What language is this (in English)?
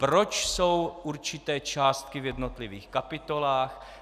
Czech